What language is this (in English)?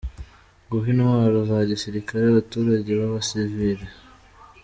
Kinyarwanda